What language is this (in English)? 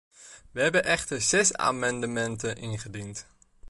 Dutch